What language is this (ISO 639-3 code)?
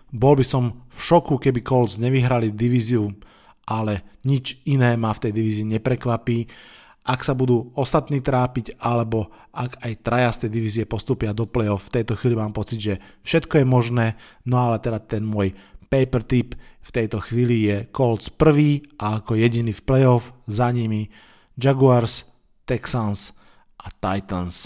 slk